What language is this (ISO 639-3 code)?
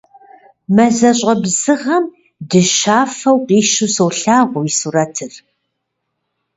kbd